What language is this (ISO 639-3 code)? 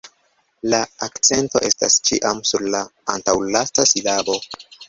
epo